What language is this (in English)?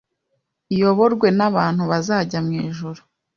Kinyarwanda